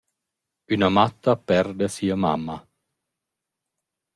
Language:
Romansh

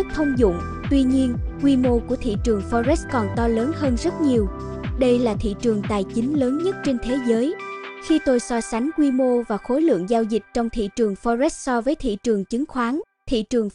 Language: Vietnamese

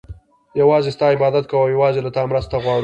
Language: Pashto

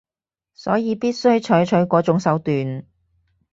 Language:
Cantonese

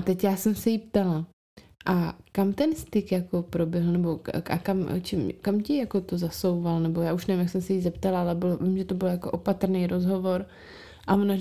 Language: Czech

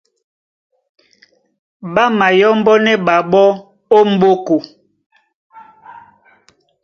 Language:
Duala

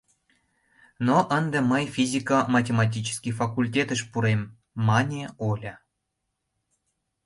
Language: Mari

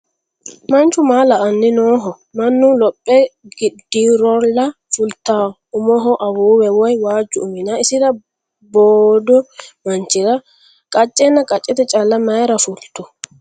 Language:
Sidamo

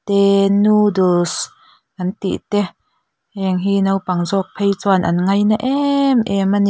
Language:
Mizo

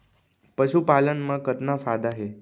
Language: Chhattisgarhi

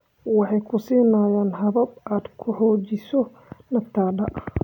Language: Somali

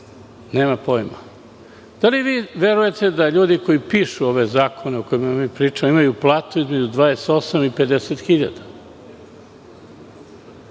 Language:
Serbian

